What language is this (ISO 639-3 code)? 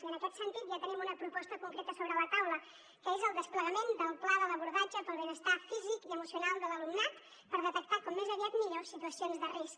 cat